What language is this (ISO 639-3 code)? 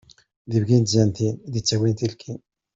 kab